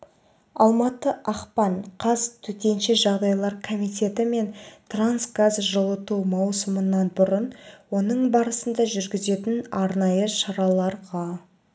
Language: Kazakh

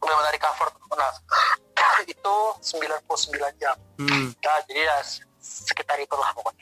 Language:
Indonesian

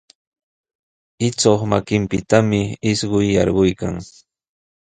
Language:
Sihuas Ancash Quechua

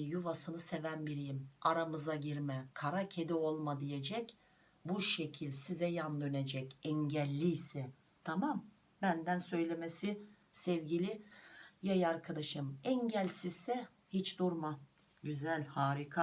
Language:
Turkish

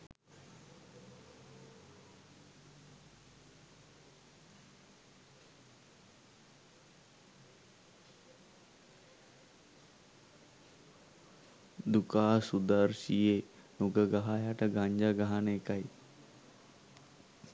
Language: Sinhala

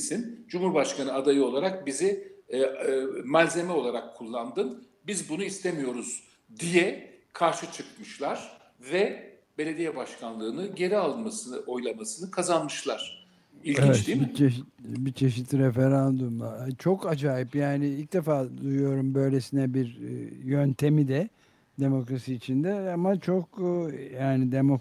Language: Turkish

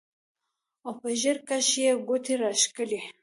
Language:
Pashto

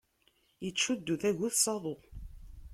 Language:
Kabyle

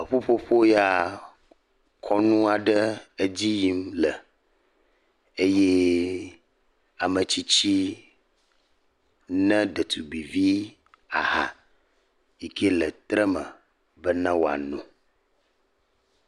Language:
Ewe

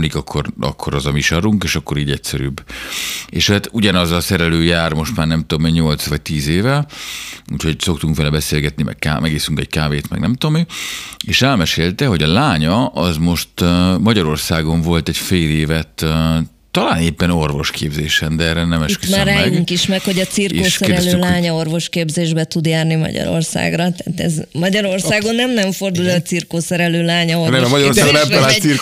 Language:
Hungarian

